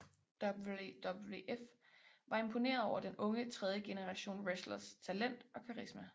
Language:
Danish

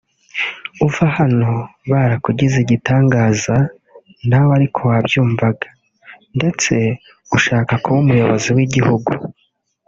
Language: Kinyarwanda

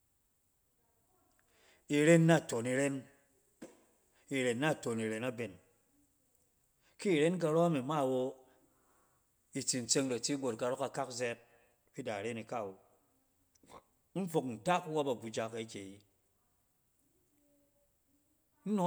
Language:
Cen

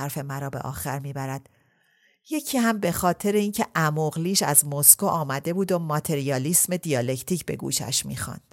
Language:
Persian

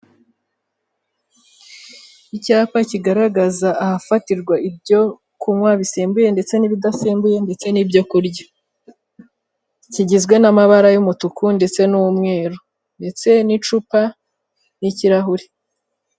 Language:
Kinyarwanda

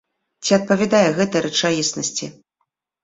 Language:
Belarusian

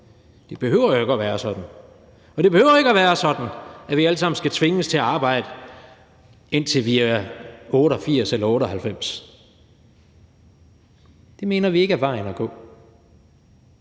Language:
Danish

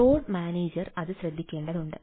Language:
Malayalam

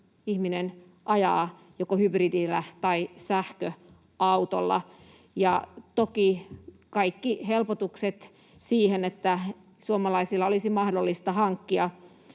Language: Finnish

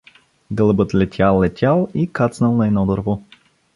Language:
Bulgarian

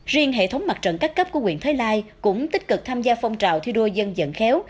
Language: Vietnamese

